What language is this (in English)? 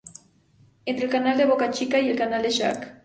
Spanish